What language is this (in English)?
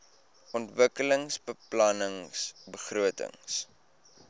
Afrikaans